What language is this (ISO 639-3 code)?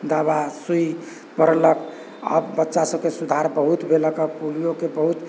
mai